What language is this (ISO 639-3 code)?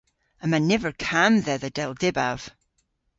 cor